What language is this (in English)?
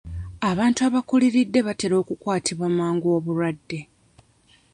Ganda